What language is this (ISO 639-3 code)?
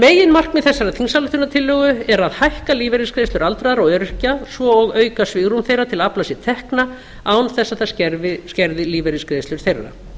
isl